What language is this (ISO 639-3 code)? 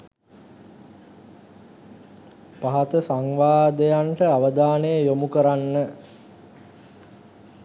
sin